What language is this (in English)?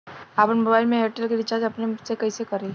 Bhojpuri